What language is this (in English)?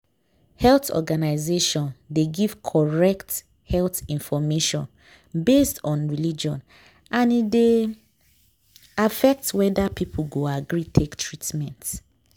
Nigerian Pidgin